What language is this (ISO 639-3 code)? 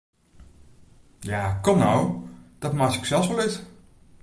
fry